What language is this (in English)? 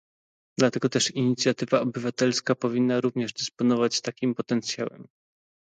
Polish